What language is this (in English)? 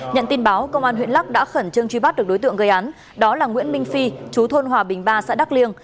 Vietnamese